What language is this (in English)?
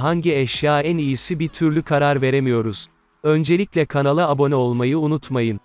Turkish